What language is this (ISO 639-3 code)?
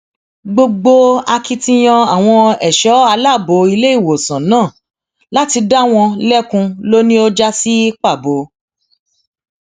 yor